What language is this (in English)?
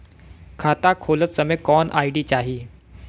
Bhojpuri